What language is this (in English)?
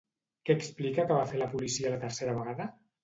Catalan